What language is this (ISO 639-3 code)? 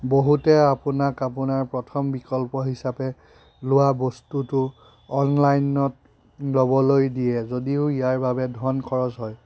asm